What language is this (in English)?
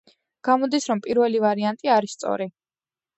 Georgian